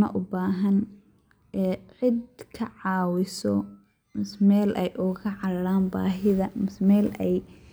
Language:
Somali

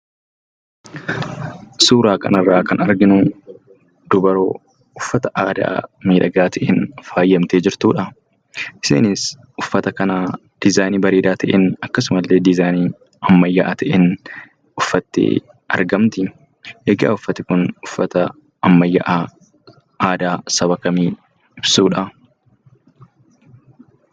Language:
Oromo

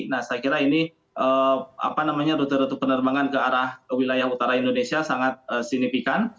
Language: Indonesian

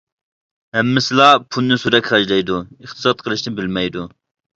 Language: Uyghur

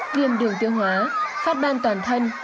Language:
Vietnamese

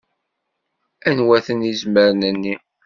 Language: Kabyle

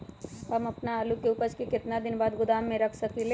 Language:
Magahi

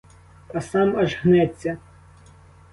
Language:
Ukrainian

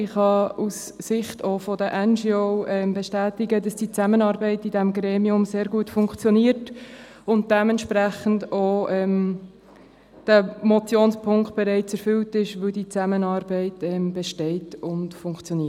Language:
Swiss German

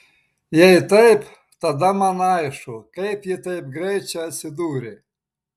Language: Lithuanian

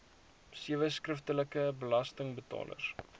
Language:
Afrikaans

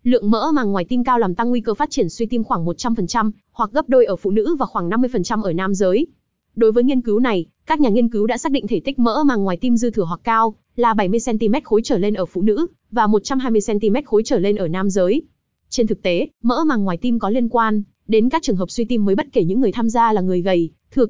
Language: Vietnamese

